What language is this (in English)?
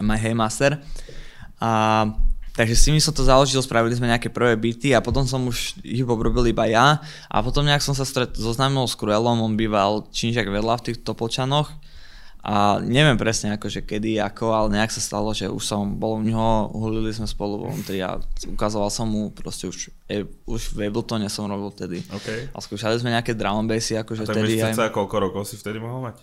Czech